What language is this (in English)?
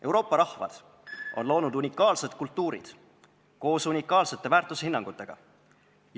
Estonian